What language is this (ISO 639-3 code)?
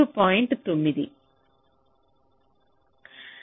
tel